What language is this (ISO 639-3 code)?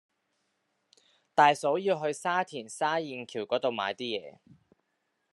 yue